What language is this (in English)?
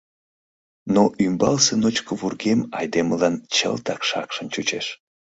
Mari